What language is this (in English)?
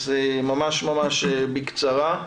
Hebrew